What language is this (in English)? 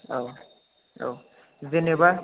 Bodo